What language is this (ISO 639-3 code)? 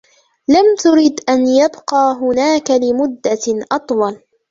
ara